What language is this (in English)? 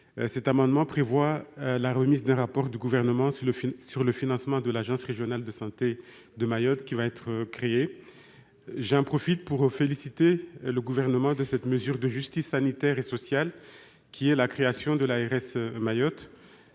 French